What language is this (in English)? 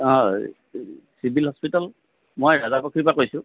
Assamese